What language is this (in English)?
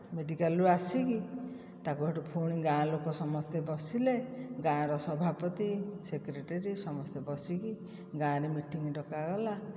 Odia